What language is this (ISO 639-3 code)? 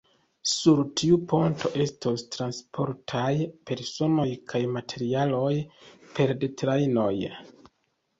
epo